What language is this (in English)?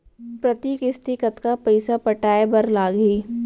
Chhattisgarhi